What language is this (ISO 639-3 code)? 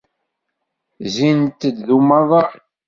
kab